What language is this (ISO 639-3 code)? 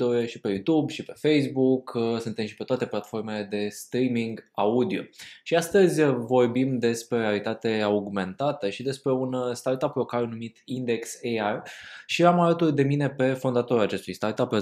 ron